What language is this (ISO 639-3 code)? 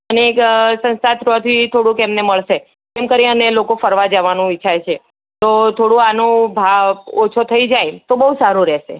guj